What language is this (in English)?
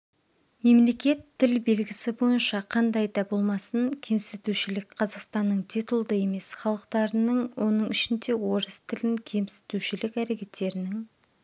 Kazakh